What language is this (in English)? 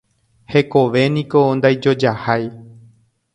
Guarani